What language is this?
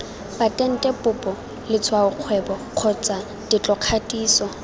Tswana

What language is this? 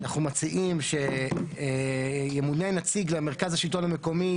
Hebrew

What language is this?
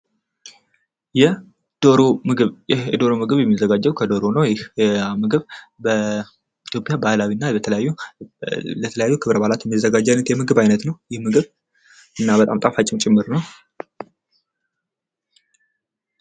Amharic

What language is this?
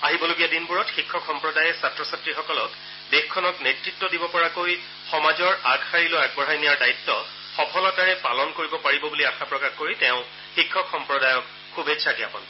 Assamese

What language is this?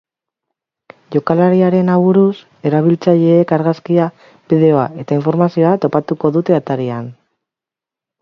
Basque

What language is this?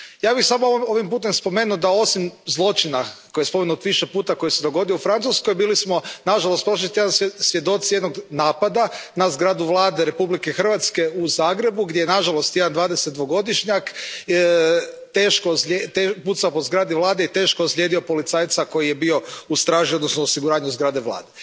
Croatian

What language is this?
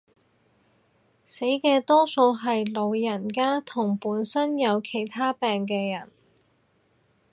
Cantonese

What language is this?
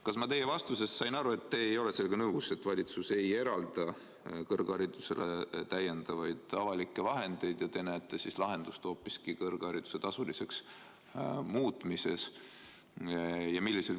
Estonian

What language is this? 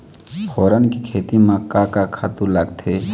Chhattisgarhi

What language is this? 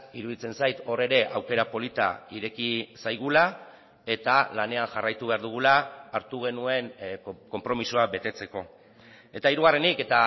Basque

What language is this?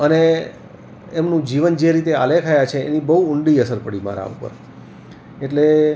Gujarati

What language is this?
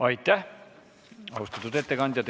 Estonian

